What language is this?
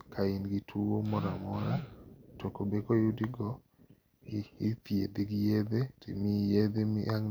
Luo (Kenya and Tanzania)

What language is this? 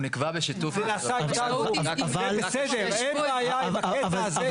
Hebrew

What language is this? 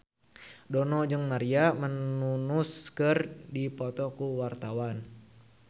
Sundanese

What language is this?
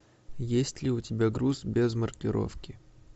Russian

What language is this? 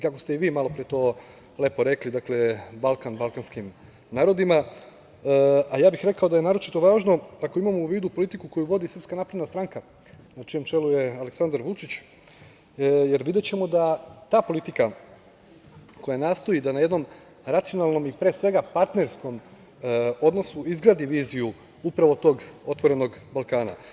Serbian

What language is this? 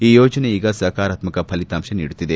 Kannada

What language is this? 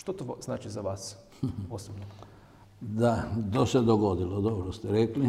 Croatian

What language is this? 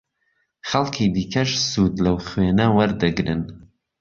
Central Kurdish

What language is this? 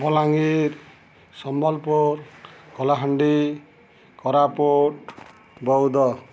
Odia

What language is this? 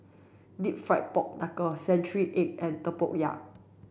English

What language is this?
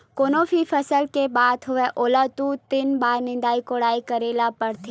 Chhattisgarhi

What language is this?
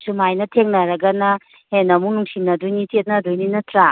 Manipuri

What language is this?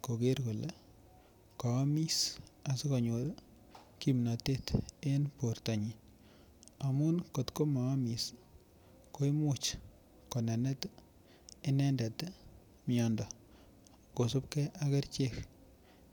Kalenjin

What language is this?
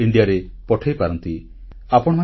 Odia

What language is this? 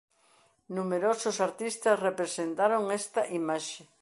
Galician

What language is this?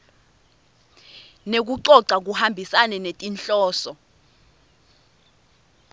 Swati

